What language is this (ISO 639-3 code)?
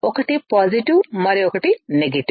tel